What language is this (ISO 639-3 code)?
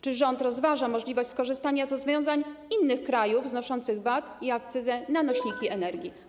pol